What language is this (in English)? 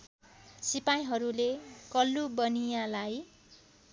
Nepali